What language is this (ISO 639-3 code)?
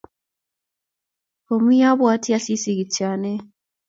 kln